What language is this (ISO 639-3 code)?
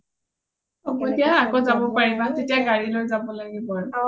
asm